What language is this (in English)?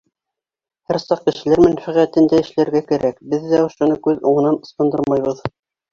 Bashkir